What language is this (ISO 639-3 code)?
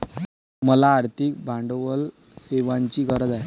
mar